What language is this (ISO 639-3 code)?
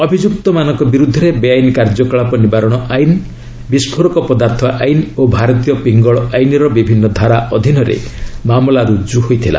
ori